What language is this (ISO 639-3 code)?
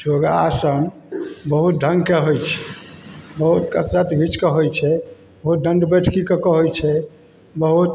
mai